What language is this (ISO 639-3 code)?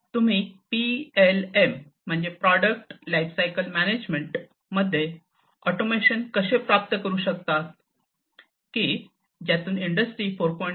mar